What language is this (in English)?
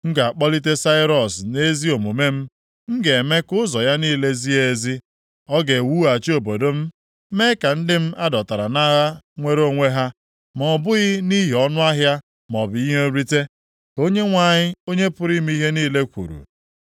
Igbo